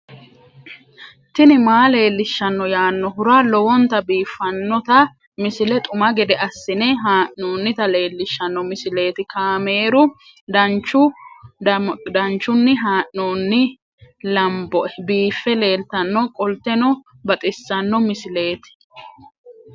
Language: Sidamo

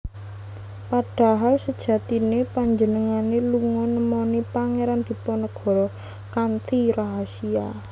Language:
Javanese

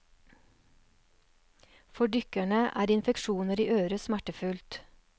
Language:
Norwegian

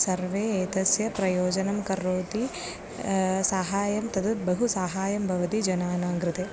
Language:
Sanskrit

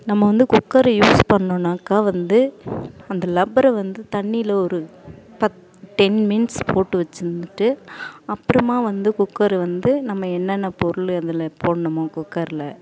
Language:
Tamil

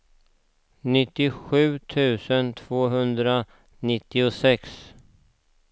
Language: Swedish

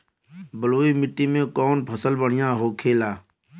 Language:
Bhojpuri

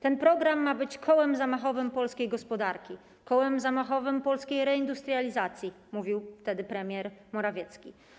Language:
Polish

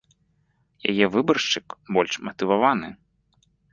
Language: Belarusian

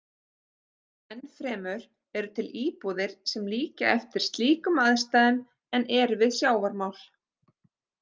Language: Icelandic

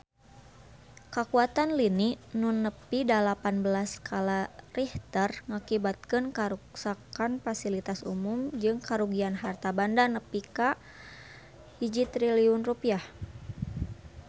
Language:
Sundanese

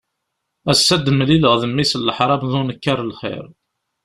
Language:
Kabyle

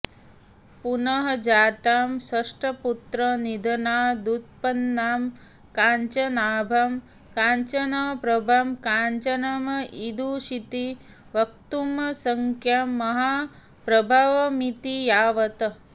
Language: Sanskrit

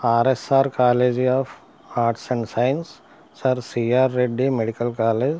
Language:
Telugu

